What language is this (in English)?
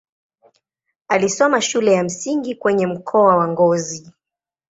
Swahili